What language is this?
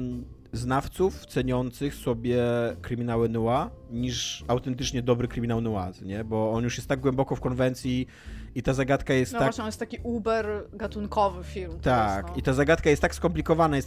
Polish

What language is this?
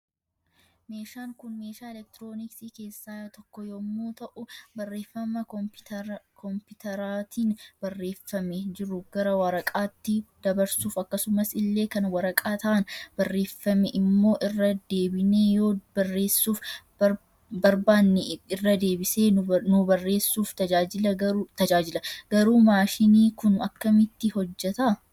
Oromo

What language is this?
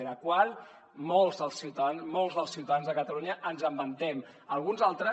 Catalan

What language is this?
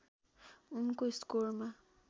Nepali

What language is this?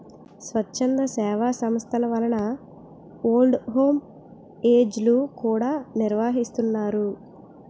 Telugu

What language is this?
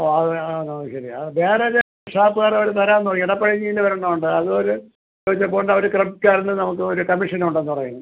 Malayalam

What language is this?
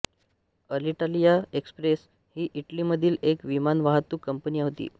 Marathi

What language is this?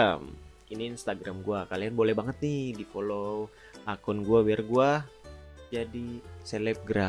Indonesian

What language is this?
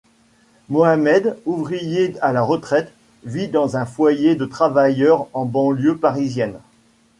French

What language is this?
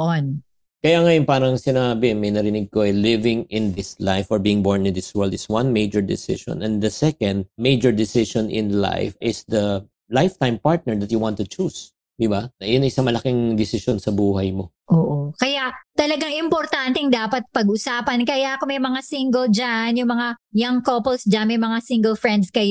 Filipino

